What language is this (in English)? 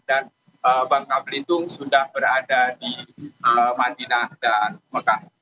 Indonesian